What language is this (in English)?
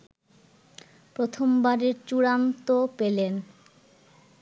Bangla